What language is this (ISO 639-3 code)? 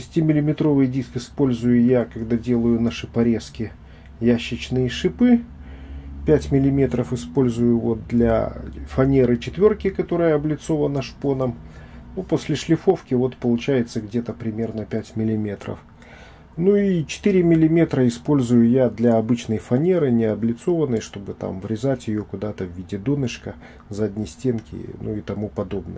rus